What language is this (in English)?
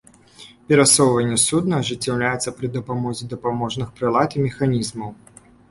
Belarusian